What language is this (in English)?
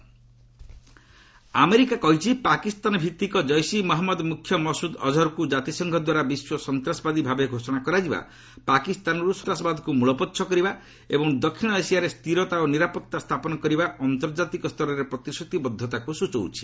Odia